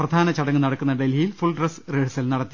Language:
Malayalam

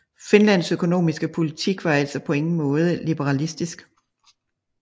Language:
Danish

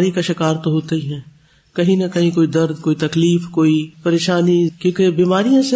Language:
Urdu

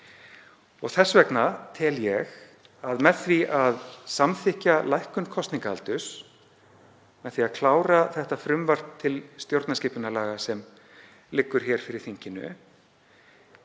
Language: Icelandic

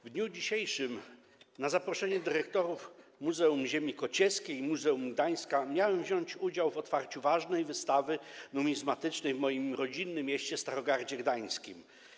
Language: Polish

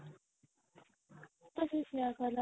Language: Odia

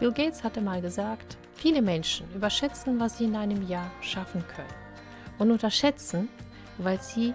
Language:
German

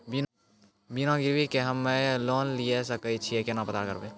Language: Maithili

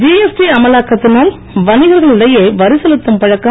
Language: Tamil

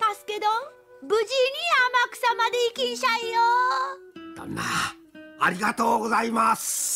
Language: Japanese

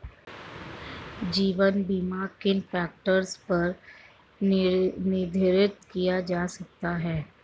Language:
Hindi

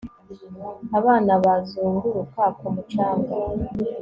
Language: Kinyarwanda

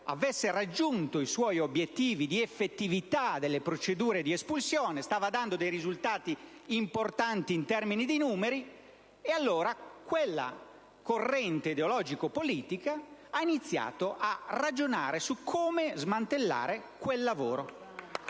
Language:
Italian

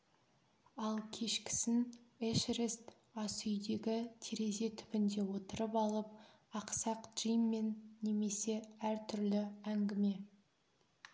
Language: Kazakh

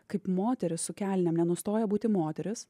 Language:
Lithuanian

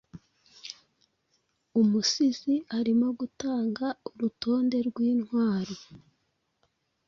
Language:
Kinyarwanda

